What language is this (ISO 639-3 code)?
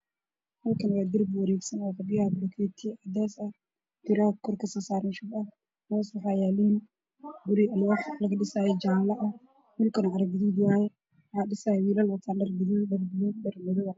som